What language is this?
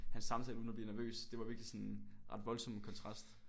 Danish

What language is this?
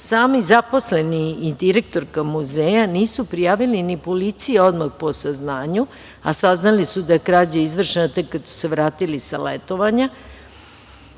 Serbian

